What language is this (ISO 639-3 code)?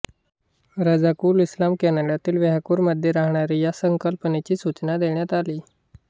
mar